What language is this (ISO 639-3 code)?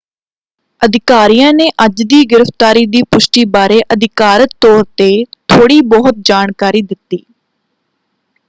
pan